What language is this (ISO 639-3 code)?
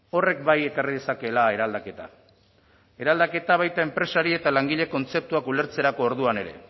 eus